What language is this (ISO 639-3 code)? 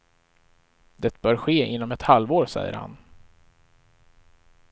swe